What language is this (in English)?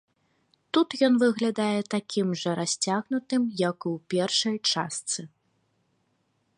Belarusian